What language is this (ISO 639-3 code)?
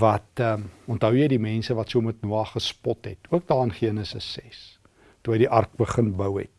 nld